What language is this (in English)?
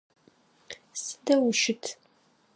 Adyghe